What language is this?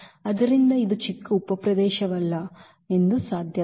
Kannada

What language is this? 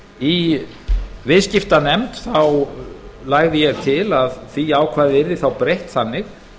Icelandic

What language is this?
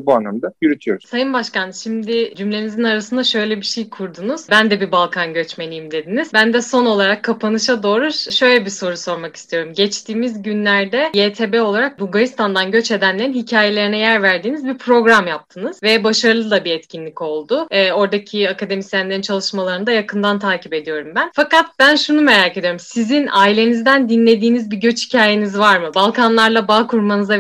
Turkish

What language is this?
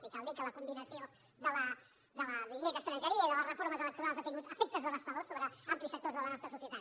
Catalan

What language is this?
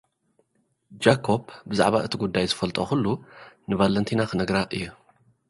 Tigrinya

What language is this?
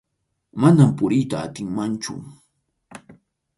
Arequipa-La Unión Quechua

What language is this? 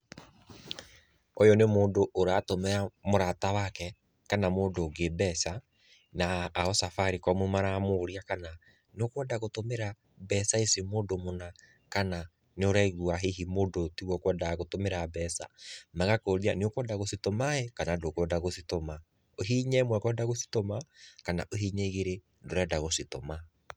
Kikuyu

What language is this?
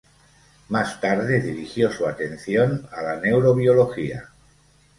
Spanish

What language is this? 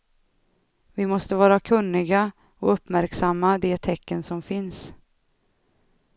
Swedish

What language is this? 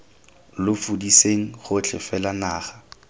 Tswana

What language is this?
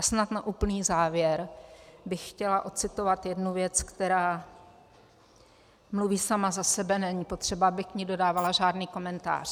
Czech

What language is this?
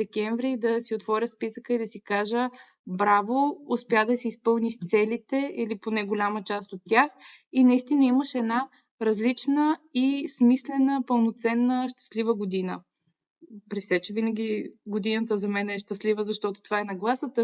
Bulgarian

